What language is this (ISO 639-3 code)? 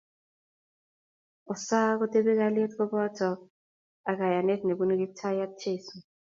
kln